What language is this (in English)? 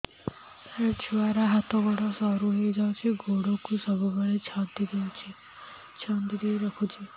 Odia